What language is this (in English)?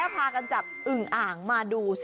Thai